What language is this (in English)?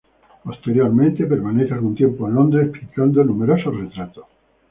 Spanish